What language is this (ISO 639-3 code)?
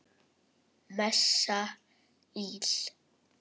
isl